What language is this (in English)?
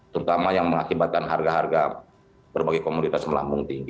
Indonesian